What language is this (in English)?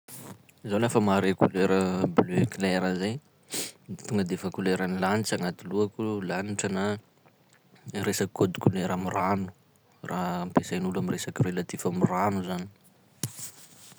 Sakalava Malagasy